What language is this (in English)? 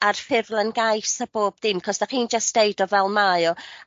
Welsh